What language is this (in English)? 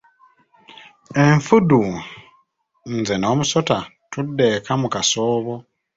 Ganda